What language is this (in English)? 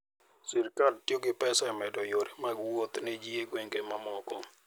Luo (Kenya and Tanzania)